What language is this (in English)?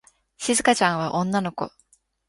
Japanese